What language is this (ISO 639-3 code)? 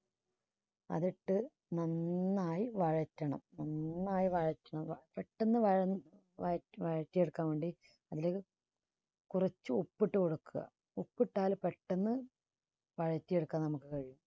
mal